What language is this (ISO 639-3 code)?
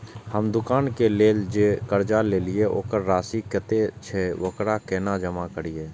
mai